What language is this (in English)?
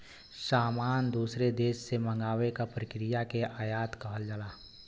Bhojpuri